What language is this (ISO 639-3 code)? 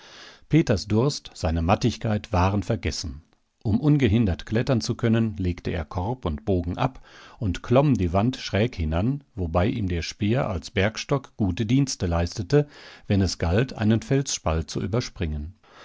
deu